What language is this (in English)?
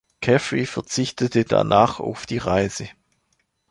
German